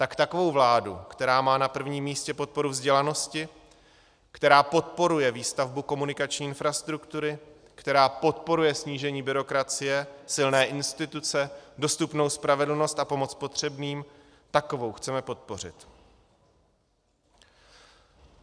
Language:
Czech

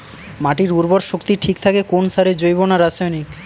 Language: Bangla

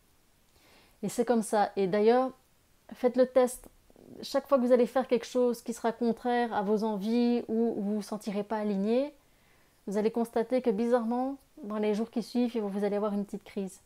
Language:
French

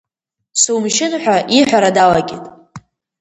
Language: Abkhazian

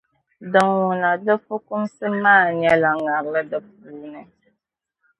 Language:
Dagbani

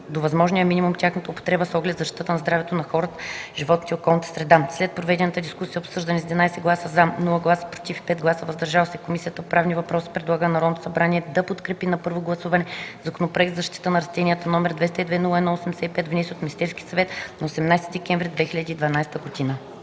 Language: Bulgarian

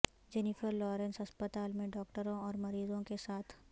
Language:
Urdu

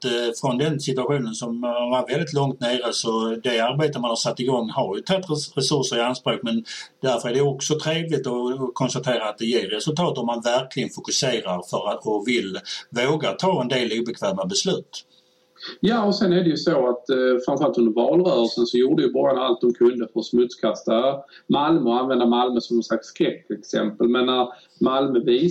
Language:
Swedish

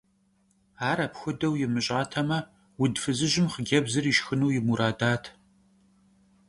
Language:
Kabardian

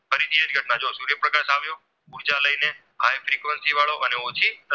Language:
Gujarati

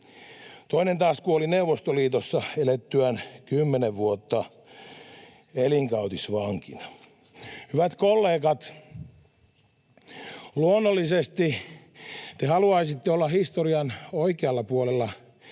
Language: Finnish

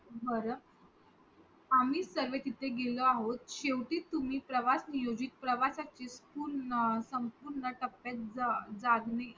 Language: Marathi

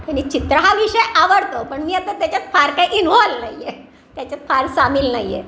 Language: Marathi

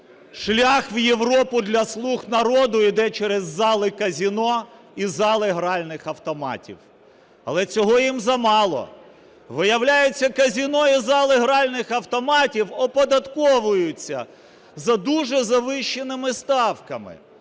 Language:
Ukrainian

